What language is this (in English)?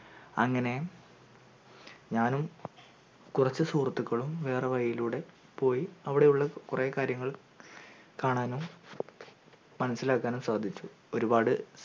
Malayalam